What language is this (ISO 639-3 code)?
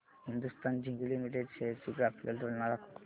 mar